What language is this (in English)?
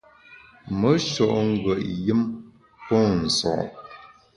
Bamun